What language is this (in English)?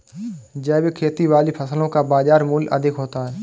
Hindi